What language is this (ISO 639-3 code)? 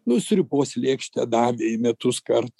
lit